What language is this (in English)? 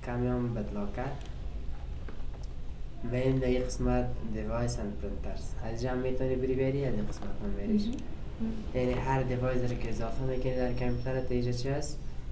Persian